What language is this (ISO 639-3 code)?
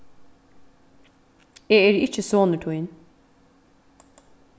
fao